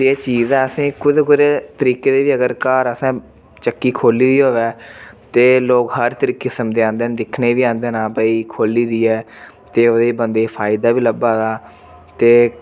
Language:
Dogri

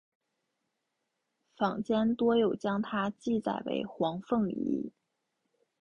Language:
Chinese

